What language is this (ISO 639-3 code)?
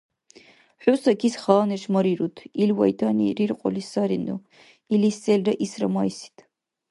dar